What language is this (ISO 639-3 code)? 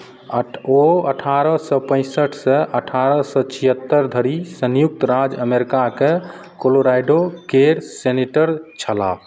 mai